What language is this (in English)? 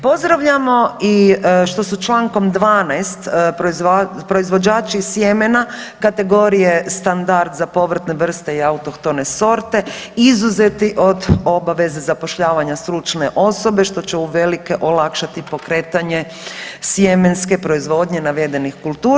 Croatian